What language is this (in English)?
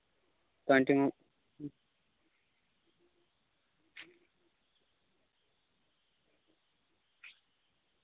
Santali